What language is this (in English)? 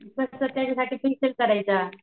Marathi